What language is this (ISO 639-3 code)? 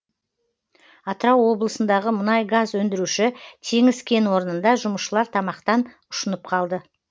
kaz